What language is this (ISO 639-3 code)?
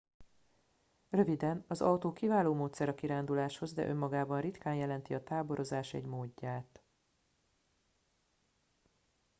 hun